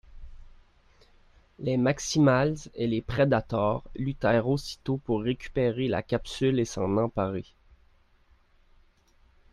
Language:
French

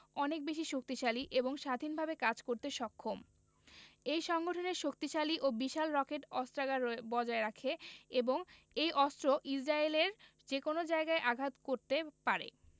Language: Bangla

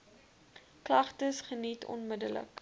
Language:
Afrikaans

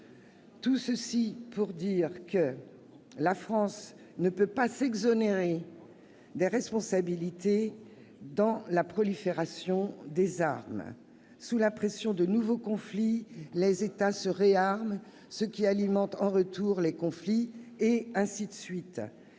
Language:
French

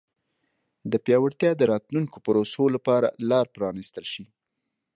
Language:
Pashto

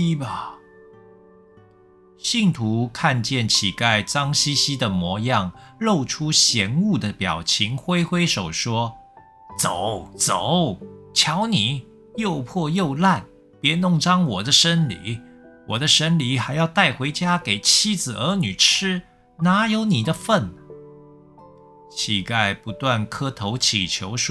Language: Chinese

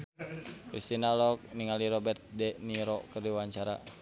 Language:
Sundanese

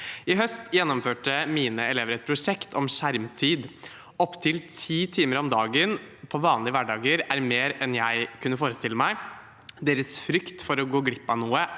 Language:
Norwegian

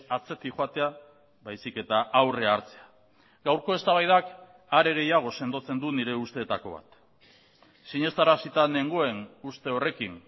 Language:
Basque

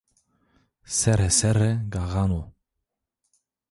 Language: Zaza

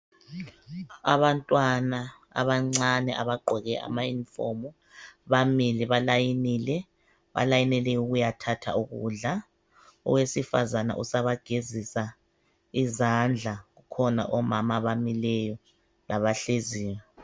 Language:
North Ndebele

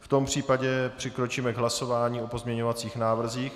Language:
Czech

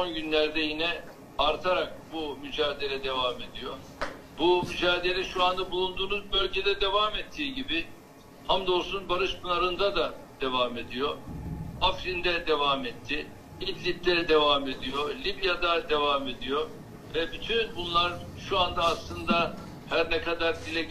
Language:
Turkish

